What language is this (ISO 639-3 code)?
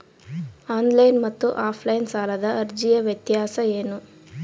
kan